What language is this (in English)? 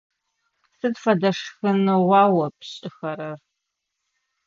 Adyghe